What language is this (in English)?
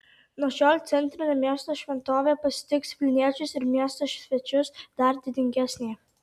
Lithuanian